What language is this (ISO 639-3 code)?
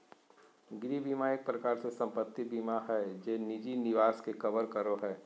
mag